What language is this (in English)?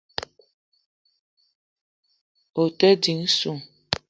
Eton (Cameroon)